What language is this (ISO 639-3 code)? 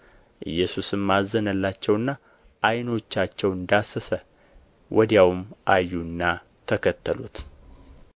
amh